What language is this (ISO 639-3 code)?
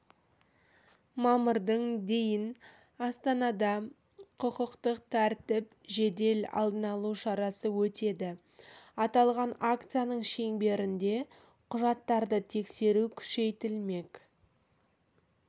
kaz